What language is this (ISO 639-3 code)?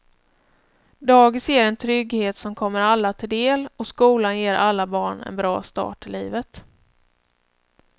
swe